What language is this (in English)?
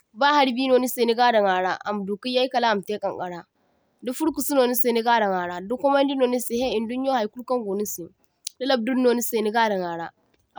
Zarma